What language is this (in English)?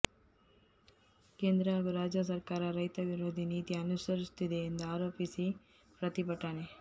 Kannada